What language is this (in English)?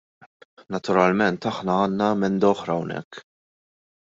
Maltese